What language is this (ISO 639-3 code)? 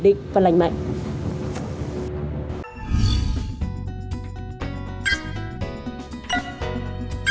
vie